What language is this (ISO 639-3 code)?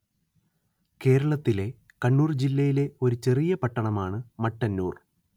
mal